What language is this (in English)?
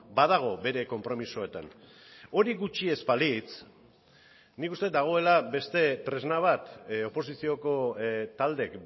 Basque